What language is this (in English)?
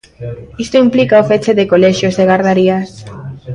Galician